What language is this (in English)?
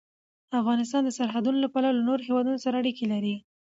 Pashto